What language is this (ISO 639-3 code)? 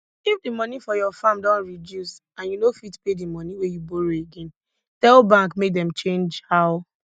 pcm